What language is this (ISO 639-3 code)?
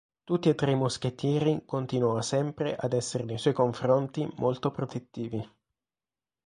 ita